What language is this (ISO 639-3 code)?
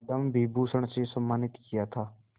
hin